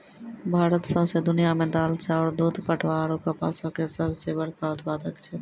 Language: Maithili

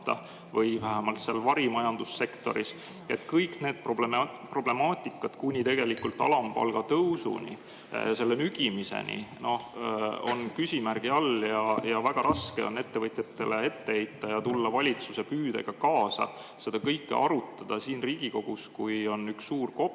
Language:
Estonian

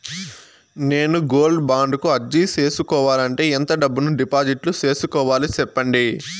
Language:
Telugu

